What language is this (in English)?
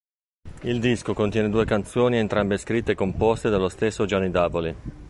Italian